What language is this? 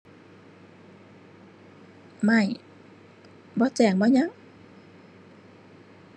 Thai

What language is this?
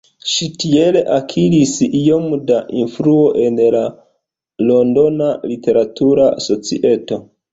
Esperanto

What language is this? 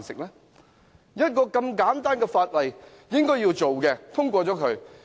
Cantonese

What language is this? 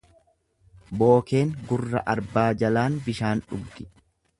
Oromo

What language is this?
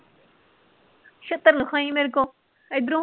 Punjabi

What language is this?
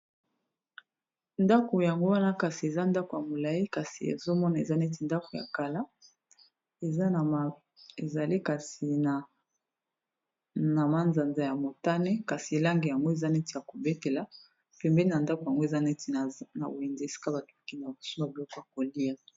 Lingala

